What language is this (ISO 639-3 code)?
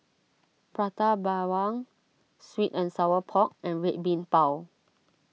eng